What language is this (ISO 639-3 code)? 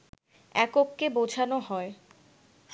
ben